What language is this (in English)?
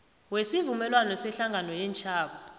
South Ndebele